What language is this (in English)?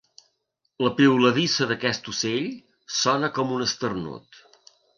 Catalan